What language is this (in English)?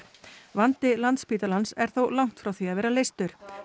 Icelandic